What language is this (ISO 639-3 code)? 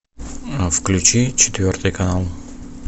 rus